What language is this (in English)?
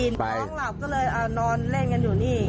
Thai